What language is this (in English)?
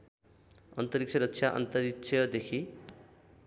Nepali